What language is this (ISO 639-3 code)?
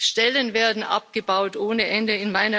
deu